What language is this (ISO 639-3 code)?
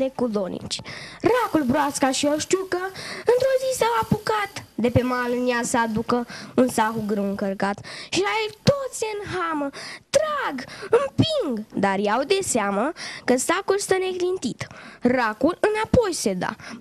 ron